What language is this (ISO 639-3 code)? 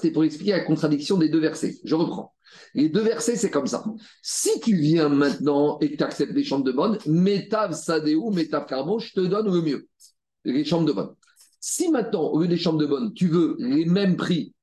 fra